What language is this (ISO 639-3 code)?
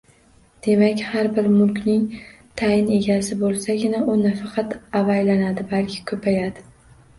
uzb